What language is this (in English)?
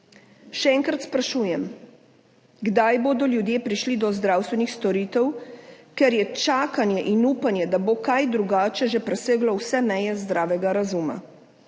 Slovenian